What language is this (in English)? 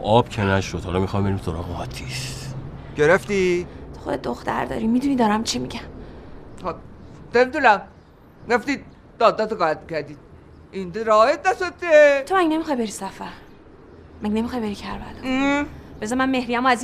Persian